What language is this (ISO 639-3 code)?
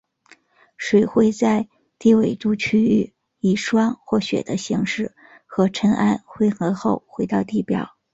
zho